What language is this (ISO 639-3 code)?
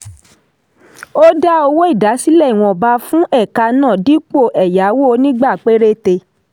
yor